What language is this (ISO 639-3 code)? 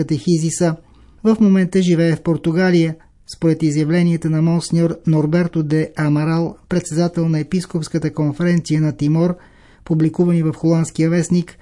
bul